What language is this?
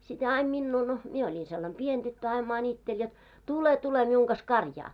Finnish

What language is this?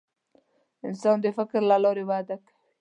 Pashto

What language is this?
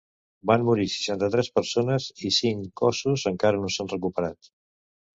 Catalan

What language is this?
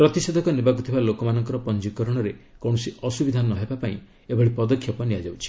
Odia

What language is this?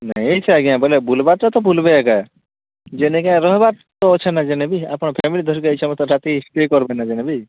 Odia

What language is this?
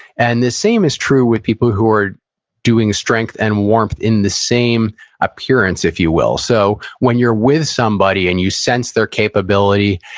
English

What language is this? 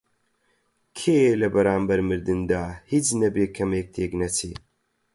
Central Kurdish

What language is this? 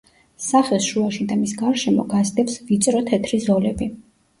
Georgian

